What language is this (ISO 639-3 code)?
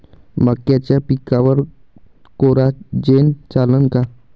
mar